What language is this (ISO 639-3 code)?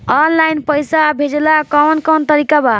bho